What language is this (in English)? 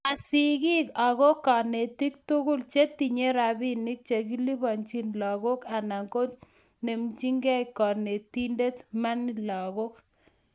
Kalenjin